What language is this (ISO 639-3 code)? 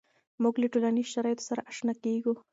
pus